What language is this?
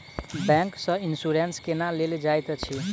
Maithili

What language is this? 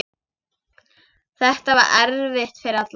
Icelandic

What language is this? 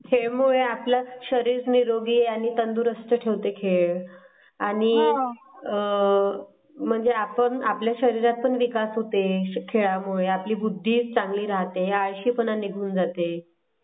Marathi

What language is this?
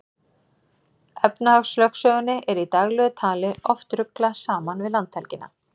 Icelandic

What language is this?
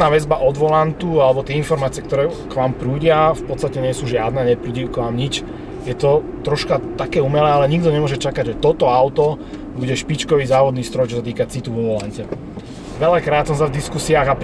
Slovak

